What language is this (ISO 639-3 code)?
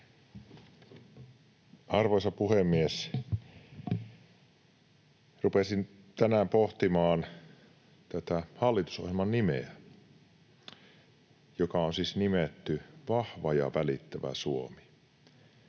fin